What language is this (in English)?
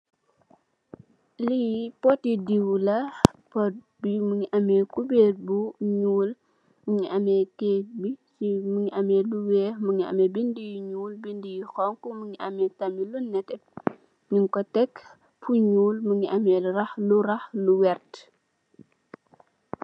Wolof